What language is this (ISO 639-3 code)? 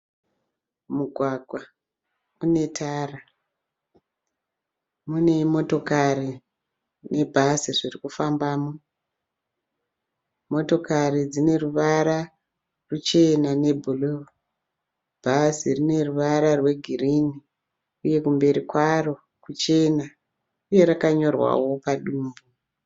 sna